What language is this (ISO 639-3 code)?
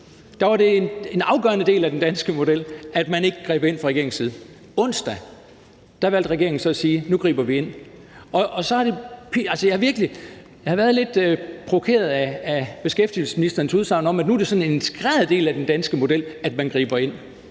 dan